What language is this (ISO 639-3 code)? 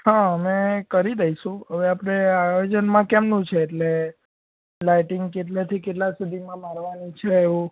guj